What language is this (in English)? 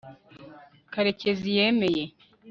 Kinyarwanda